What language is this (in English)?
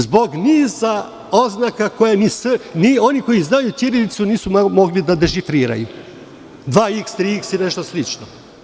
Serbian